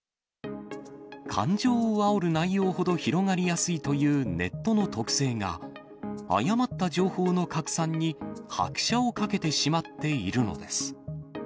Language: Japanese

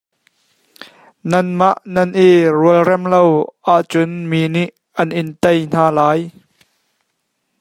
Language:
Hakha Chin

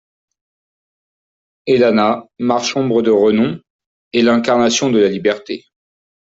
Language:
French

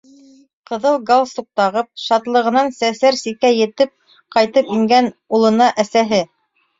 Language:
Bashkir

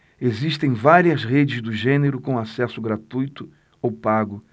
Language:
Portuguese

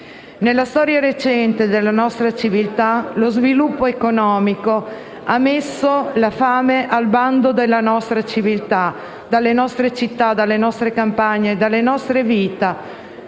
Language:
Italian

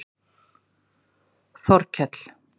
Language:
Icelandic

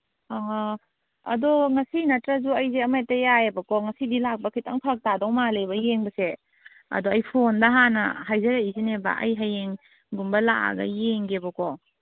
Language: Manipuri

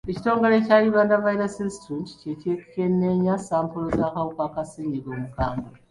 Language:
Ganda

